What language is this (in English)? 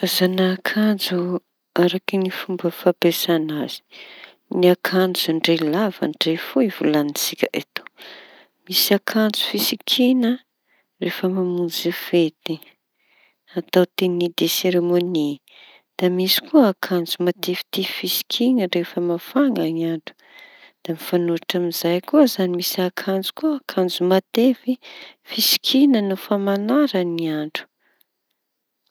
Tanosy Malagasy